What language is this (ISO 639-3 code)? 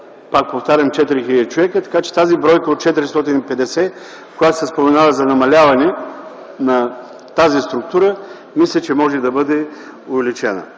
bul